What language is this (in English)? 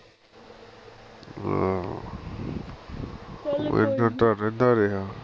Punjabi